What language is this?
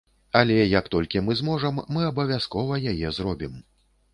Belarusian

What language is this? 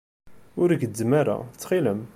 Kabyle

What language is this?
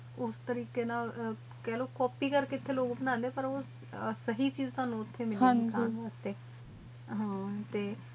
Punjabi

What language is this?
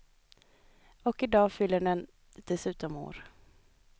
Swedish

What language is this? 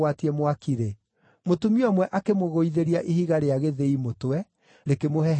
Kikuyu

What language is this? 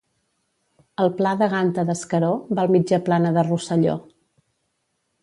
Catalan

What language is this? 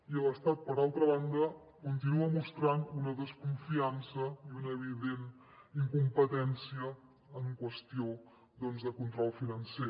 Catalan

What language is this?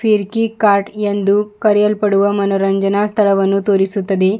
Kannada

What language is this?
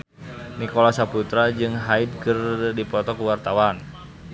Sundanese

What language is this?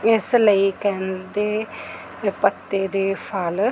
Punjabi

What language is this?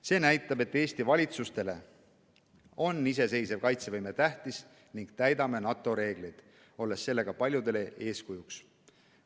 Estonian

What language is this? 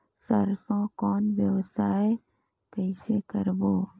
Chhattisgarhi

